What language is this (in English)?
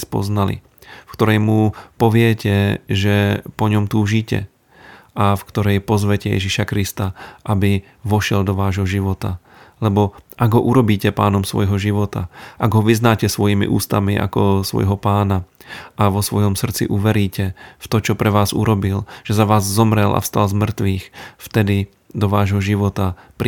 Slovak